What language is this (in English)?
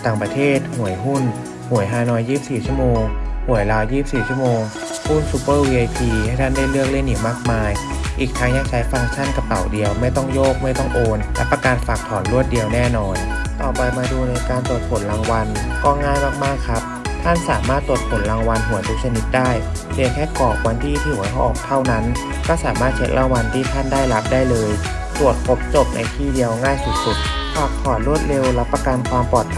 Thai